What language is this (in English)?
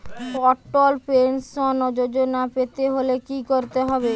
Bangla